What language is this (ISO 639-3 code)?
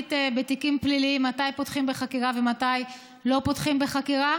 heb